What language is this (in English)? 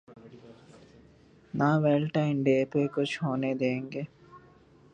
Urdu